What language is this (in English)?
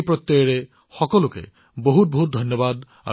Assamese